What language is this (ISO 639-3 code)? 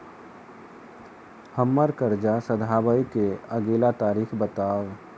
mai